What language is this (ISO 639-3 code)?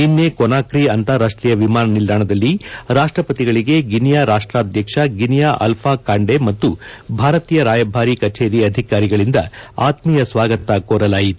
kan